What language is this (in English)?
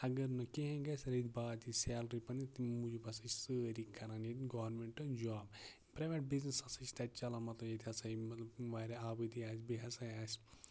Kashmiri